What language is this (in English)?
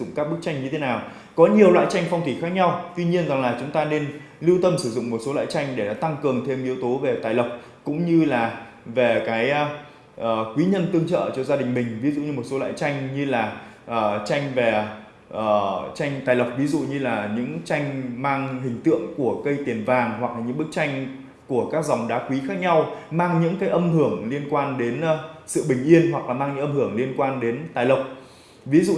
Vietnamese